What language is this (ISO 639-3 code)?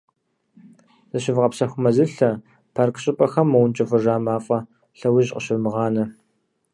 kbd